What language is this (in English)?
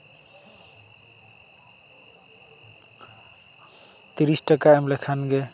Santali